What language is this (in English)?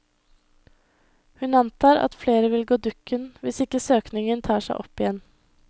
Norwegian